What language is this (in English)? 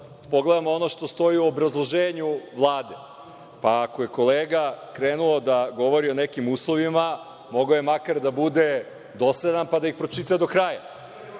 Serbian